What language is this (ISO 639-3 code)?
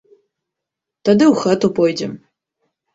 bel